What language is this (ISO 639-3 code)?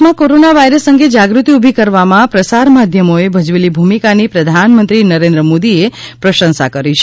guj